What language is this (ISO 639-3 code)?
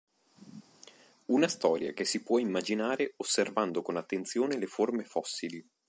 ita